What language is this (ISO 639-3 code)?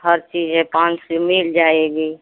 hin